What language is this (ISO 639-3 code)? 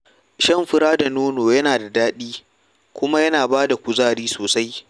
hau